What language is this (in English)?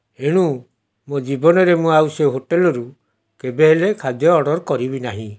Odia